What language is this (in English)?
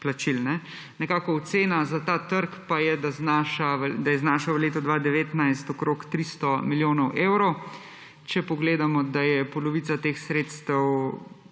Slovenian